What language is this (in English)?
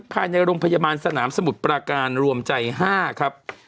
Thai